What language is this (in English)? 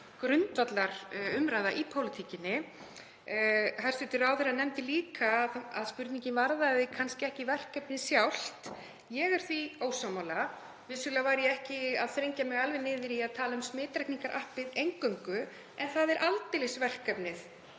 Icelandic